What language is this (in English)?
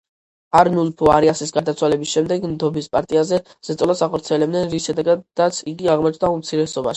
Georgian